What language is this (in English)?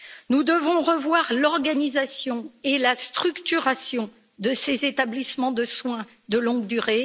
French